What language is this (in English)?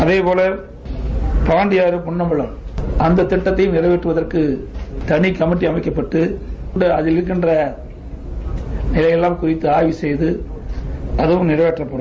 Tamil